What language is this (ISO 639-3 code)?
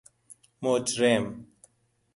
fas